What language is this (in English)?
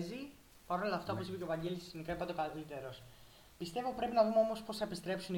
Greek